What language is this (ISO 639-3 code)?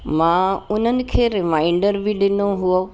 snd